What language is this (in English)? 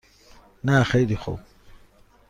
Persian